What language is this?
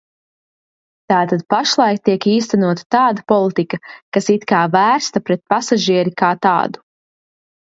Latvian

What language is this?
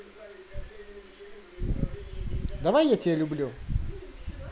Russian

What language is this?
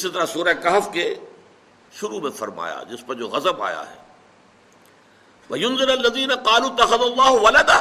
Urdu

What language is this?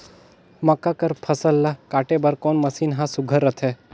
Chhattisgarhi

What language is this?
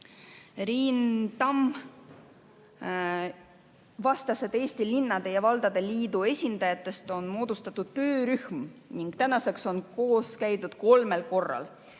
Estonian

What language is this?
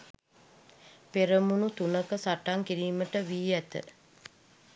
Sinhala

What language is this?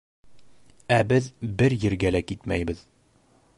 Bashkir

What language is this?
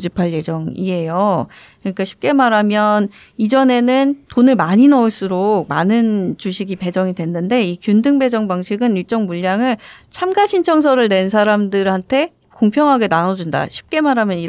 Korean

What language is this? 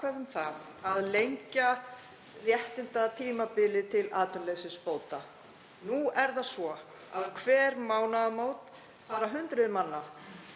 Icelandic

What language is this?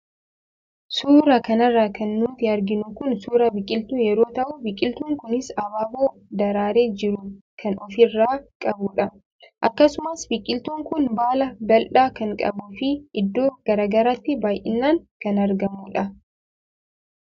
Oromo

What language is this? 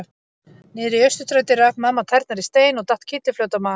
Icelandic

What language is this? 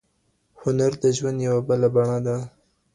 Pashto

